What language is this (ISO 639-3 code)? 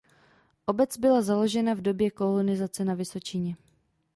ces